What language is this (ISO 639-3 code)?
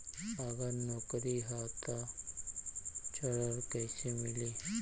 bho